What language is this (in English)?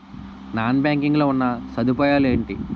Telugu